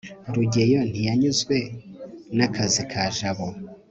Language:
Kinyarwanda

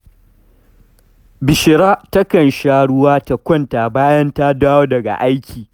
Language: Hausa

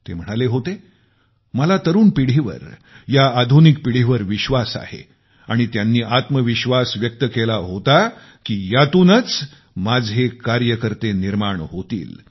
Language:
Marathi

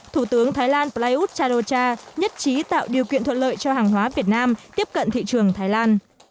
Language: Vietnamese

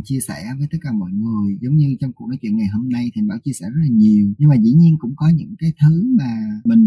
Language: Vietnamese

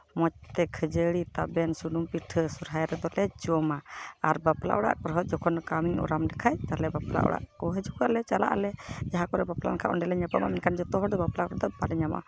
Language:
Santali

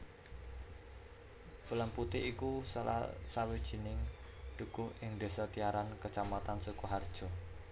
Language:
Javanese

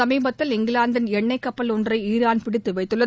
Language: Tamil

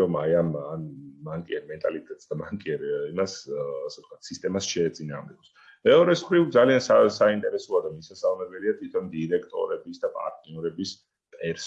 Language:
Italian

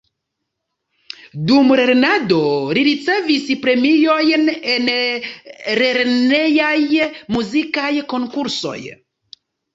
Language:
Esperanto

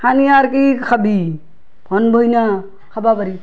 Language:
Assamese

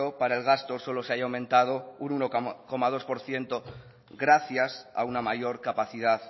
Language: Spanish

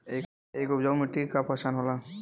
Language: Bhojpuri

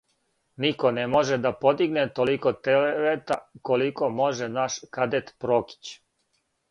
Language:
Serbian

